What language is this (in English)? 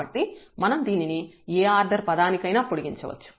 Telugu